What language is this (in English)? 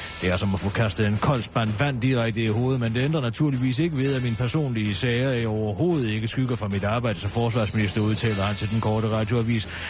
Danish